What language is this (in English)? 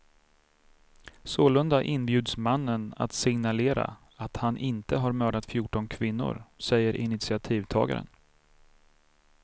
Swedish